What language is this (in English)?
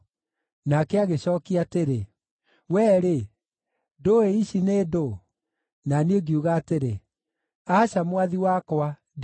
Kikuyu